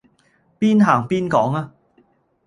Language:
Cantonese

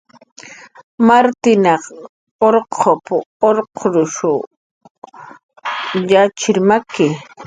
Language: Jaqaru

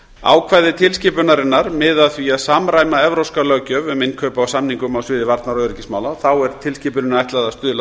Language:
Icelandic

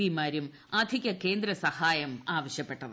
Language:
Malayalam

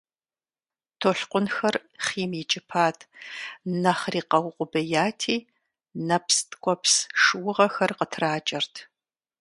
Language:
Kabardian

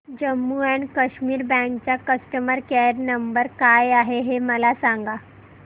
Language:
Marathi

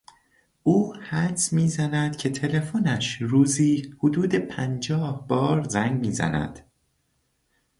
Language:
Persian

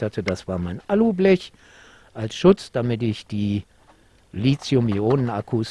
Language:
German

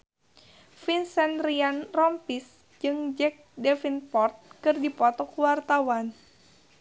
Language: Sundanese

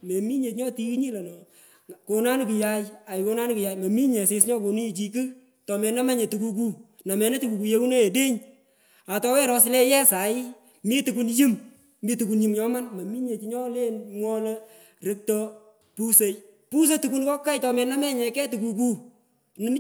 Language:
Pökoot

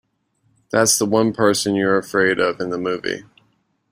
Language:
English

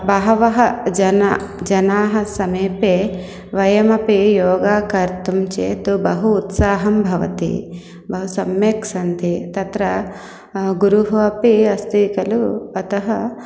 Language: Sanskrit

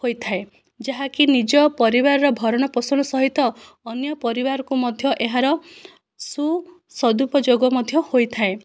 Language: Odia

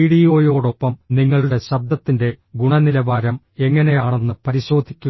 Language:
Malayalam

